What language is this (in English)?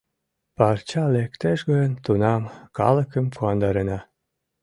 Mari